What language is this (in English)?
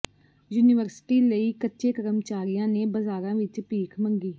Punjabi